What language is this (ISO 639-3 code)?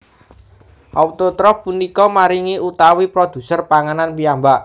jav